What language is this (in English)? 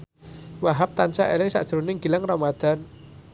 Javanese